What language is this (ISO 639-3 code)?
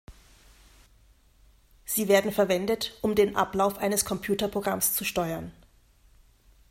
deu